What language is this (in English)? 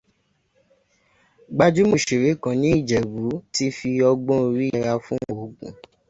Yoruba